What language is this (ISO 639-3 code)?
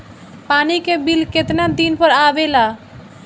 bho